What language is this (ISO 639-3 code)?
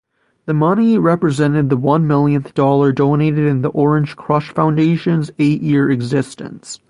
eng